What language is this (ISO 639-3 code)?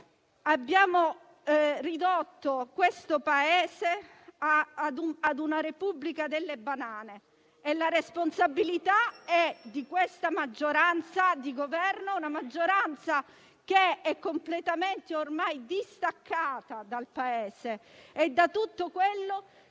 ita